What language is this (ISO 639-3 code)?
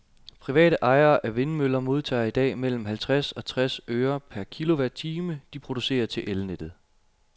dan